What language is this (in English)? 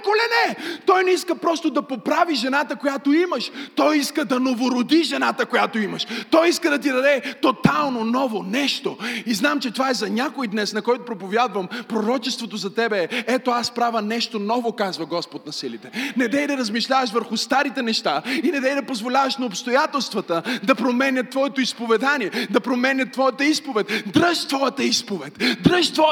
Bulgarian